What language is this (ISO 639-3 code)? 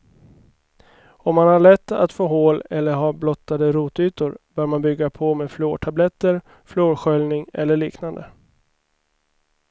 swe